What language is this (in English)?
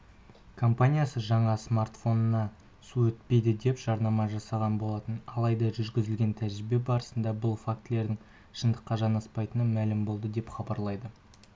Kazakh